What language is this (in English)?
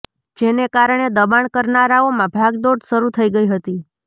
Gujarati